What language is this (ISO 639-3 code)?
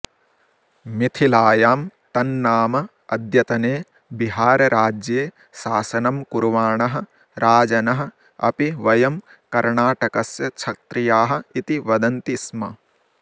san